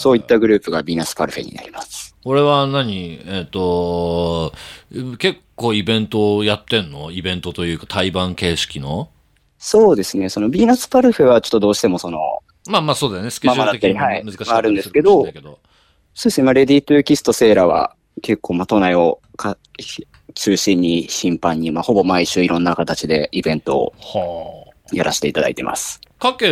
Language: Japanese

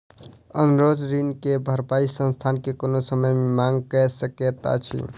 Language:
Maithili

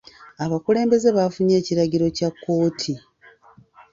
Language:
Ganda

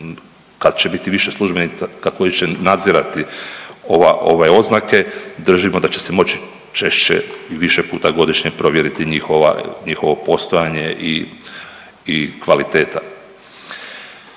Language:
Croatian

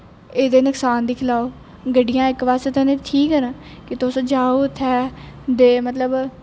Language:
Dogri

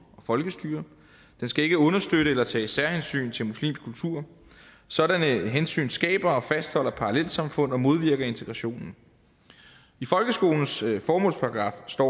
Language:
Danish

